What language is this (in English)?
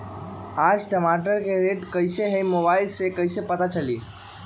Magahi